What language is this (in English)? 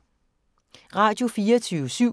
Danish